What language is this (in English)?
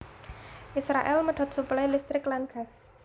Javanese